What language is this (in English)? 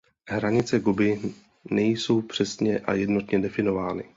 Czech